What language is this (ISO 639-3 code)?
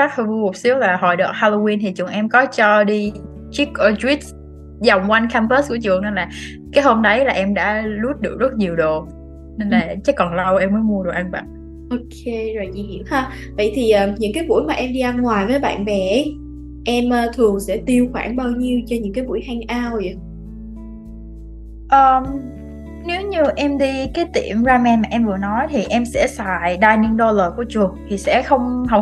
vie